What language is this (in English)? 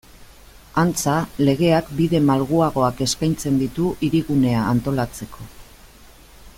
Basque